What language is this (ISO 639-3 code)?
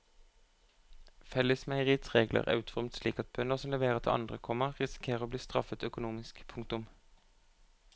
nor